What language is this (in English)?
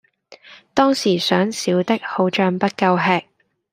Cantonese